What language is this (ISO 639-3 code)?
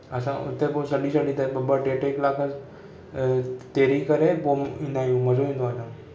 snd